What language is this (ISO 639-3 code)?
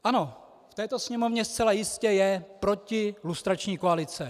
ces